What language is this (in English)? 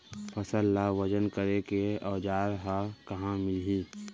Chhattisgarhi